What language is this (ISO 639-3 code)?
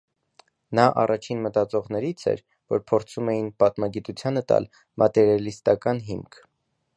hye